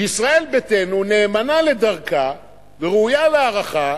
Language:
Hebrew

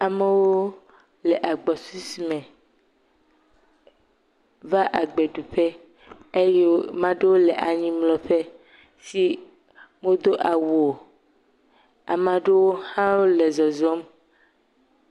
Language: Ewe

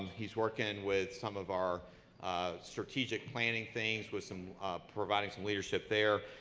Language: English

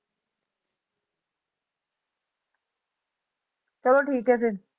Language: Punjabi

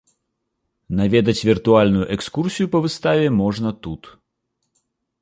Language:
Belarusian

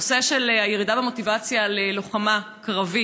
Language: Hebrew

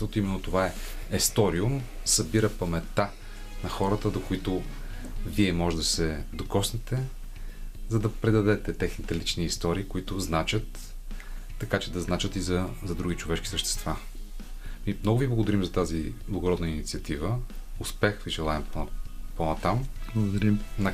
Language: Bulgarian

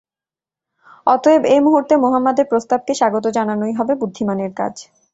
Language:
Bangla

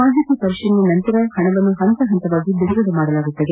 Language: Kannada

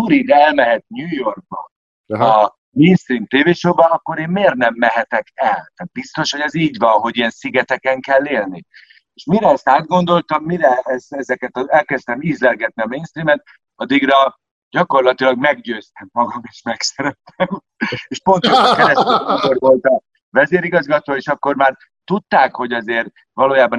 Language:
Hungarian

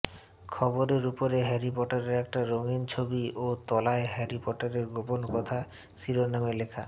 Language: Bangla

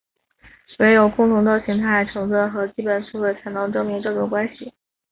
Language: Chinese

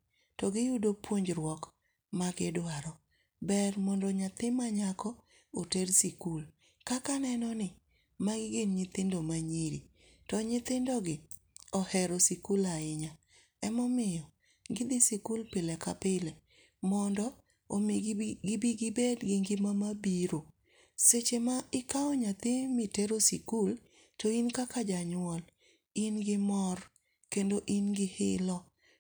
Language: Luo (Kenya and Tanzania)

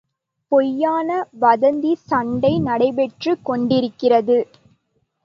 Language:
Tamil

